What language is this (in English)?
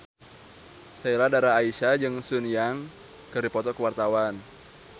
Sundanese